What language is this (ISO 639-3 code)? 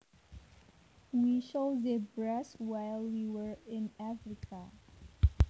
jav